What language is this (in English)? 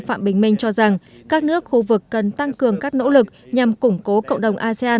Vietnamese